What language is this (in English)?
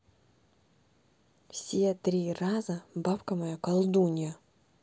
Russian